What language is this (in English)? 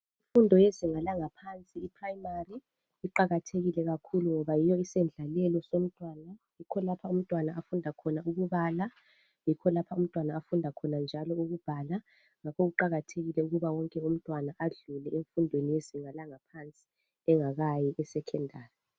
North Ndebele